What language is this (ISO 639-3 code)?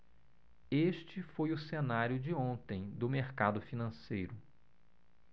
por